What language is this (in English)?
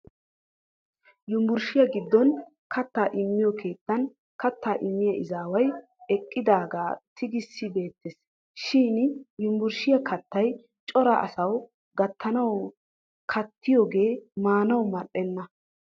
Wolaytta